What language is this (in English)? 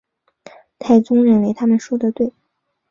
Chinese